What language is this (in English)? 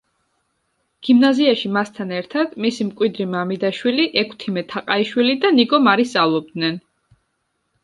Georgian